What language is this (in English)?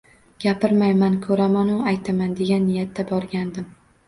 Uzbek